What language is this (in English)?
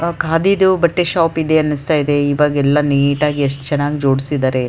Kannada